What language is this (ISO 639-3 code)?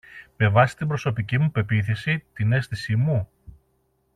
ell